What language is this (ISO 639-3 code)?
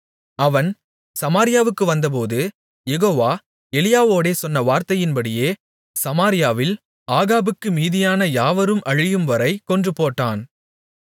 tam